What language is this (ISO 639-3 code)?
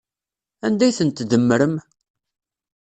kab